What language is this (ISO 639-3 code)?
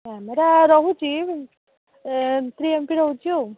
ori